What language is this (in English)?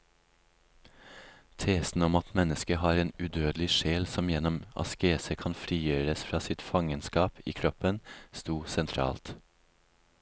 Norwegian